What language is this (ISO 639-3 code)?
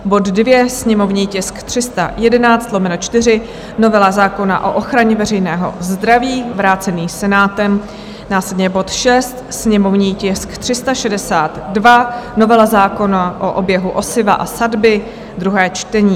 ces